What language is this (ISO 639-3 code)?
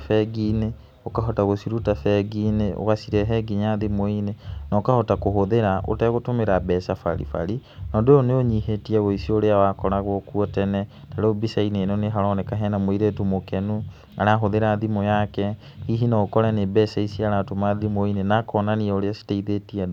kik